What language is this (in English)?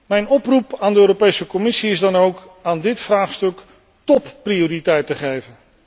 Dutch